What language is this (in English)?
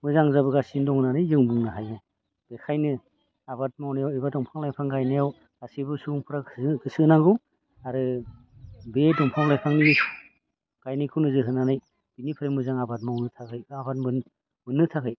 Bodo